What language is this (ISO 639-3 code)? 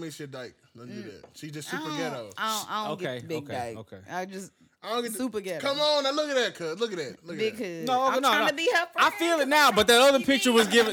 eng